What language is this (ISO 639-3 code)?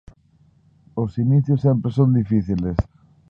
glg